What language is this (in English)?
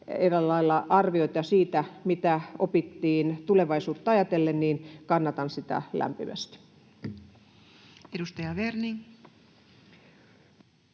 Finnish